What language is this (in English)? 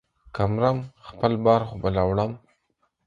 Pashto